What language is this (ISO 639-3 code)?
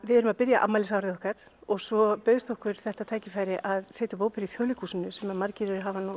isl